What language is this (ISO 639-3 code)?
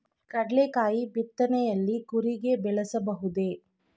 kan